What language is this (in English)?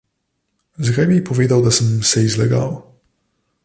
Slovenian